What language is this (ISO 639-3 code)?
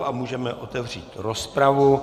ces